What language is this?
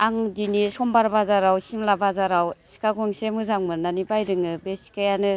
Bodo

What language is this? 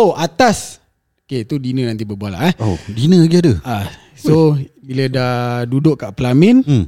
Malay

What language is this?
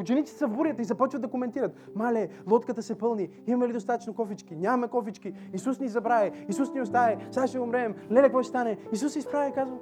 Bulgarian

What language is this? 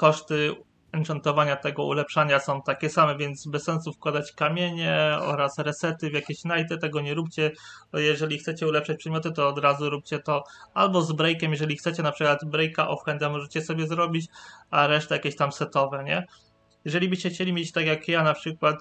Polish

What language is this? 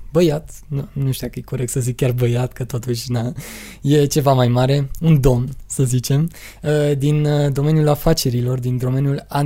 Romanian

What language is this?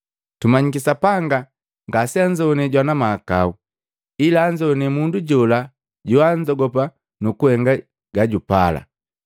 Matengo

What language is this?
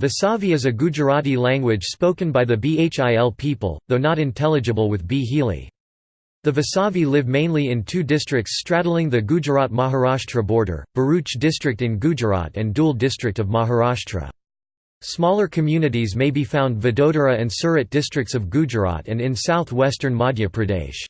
English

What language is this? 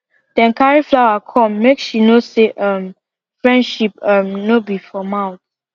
Nigerian Pidgin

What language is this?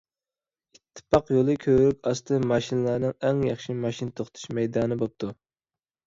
Uyghur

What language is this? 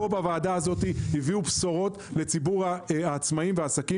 Hebrew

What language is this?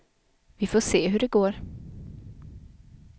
Swedish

